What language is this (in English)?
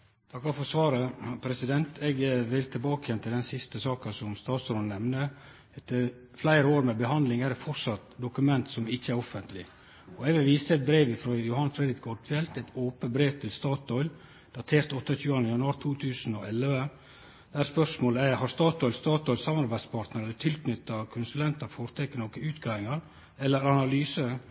Norwegian Nynorsk